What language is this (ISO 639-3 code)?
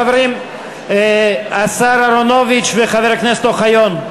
heb